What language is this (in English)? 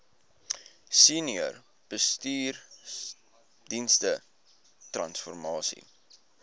Afrikaans